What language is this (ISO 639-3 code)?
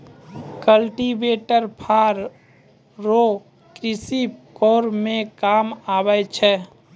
mai